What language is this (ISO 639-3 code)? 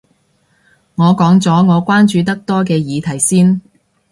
yue